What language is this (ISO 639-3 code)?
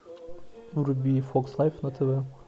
rus